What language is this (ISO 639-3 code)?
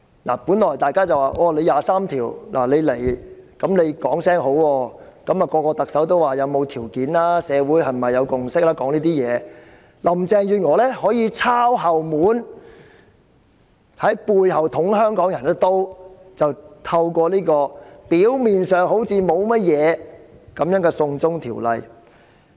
yue